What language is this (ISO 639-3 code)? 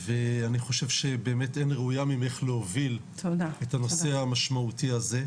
heb